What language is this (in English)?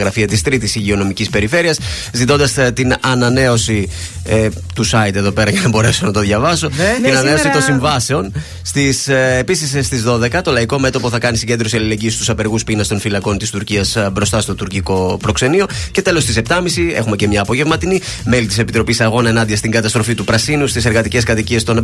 Greek